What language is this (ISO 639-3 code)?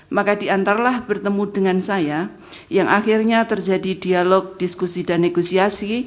ind